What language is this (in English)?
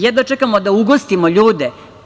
Serbian